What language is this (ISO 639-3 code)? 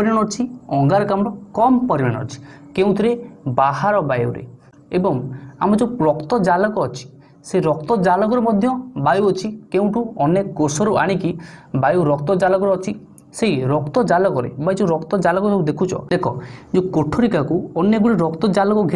kor